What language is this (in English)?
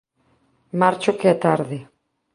Galician